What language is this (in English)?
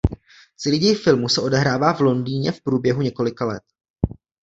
Czech